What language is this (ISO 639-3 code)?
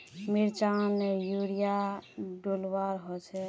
mag